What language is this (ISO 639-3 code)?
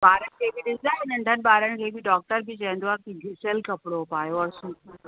snd